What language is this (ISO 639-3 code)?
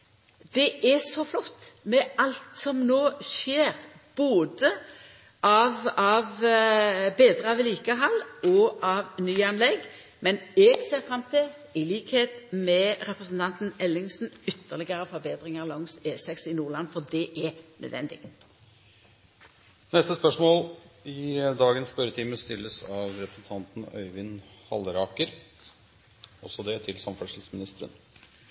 nno